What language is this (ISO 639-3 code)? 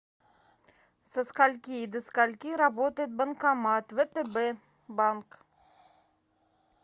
rus